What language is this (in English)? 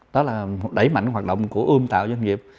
Vietnamese